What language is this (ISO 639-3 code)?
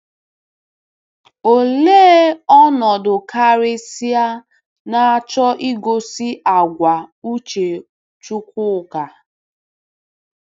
ibo